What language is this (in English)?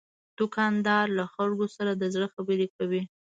Pashto